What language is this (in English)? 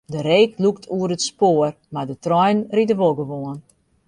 Western Frisian